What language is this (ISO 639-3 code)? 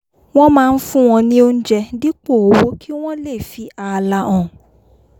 yor